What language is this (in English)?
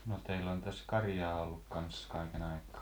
Finnish